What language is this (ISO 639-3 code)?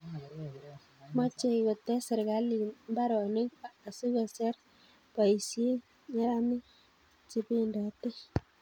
kln